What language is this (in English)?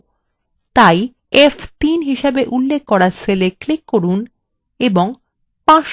Bangla